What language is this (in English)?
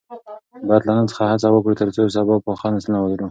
Pashto